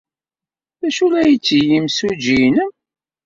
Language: Kabyle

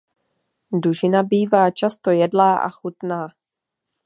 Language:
Czech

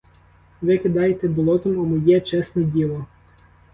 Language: Ukrainian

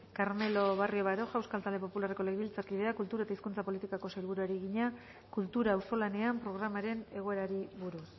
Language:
Basque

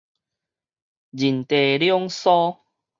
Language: Min Nan Chinese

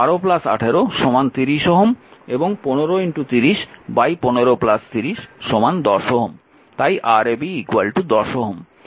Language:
Bangla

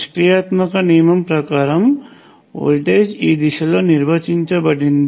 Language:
Telugu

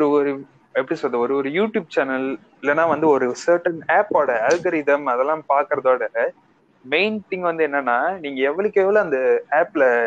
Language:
Tamil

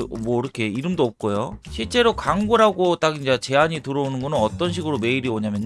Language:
Korean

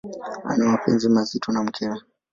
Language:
Swahili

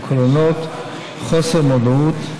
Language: Hebrew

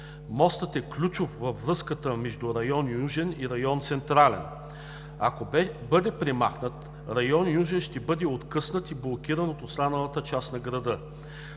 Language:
Bulgarian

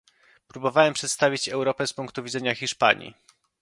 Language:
Polish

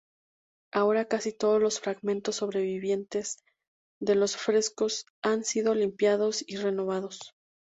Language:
Spanish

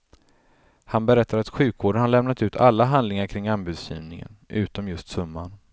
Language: Swedish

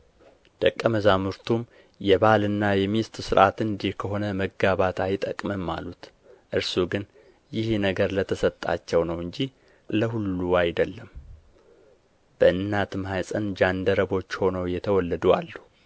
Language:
Amharic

